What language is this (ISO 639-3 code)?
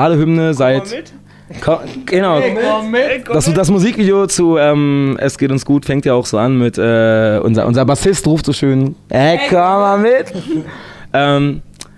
deu